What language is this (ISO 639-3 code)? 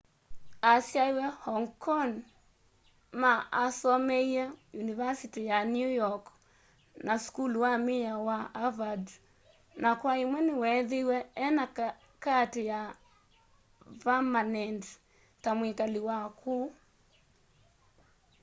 kam